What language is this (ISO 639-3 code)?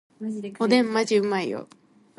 jpn